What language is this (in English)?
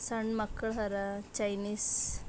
Kannada